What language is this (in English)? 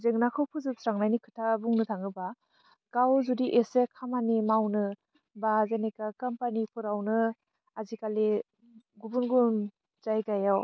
Bodo